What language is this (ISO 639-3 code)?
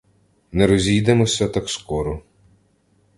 ukr